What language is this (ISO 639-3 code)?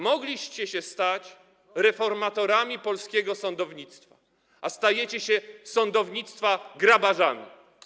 pol